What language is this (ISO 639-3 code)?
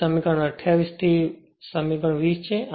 guj